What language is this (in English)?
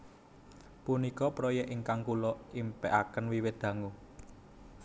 Javanese